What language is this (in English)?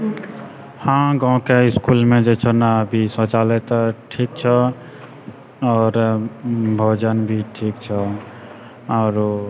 Maithili